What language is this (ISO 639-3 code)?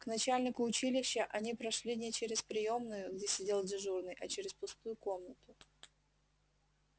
rus